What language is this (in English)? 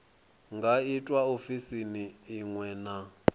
Venda